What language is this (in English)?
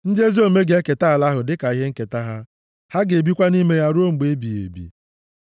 Igbo